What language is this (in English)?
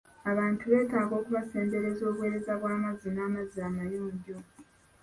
Ganda